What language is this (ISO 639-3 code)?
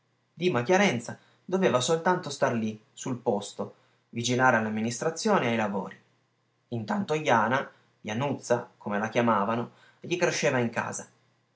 ita